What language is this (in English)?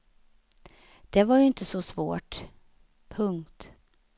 Swedish